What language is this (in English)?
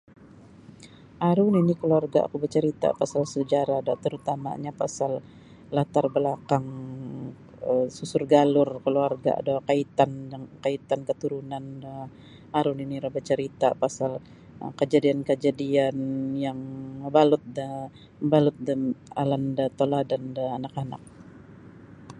Sabah Bisaya